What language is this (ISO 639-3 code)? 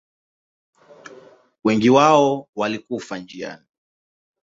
swa